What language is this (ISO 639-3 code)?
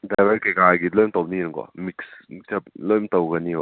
mni